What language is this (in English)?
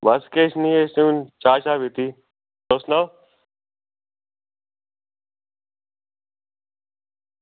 Dogri